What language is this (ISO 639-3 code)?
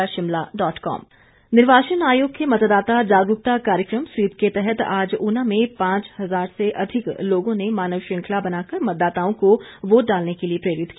hin